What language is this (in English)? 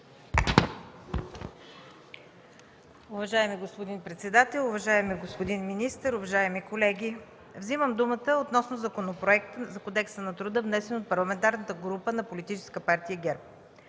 Bulgarian